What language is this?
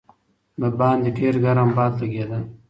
Pashto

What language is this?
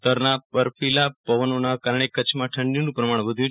Gujarati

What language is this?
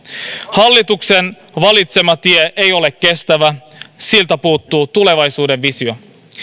Finnish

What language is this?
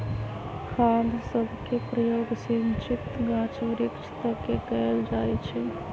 Magahi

